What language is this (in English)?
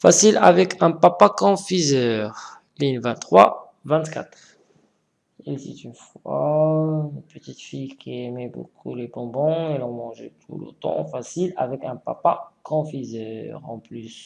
French